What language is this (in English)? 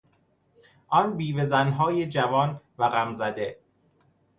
Persian